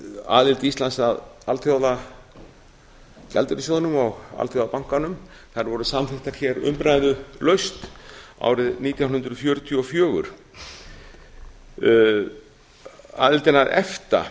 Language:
Icelandic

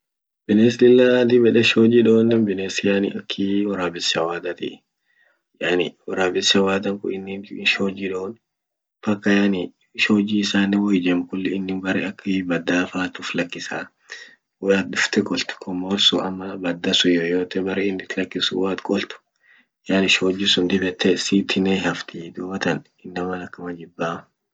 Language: Orma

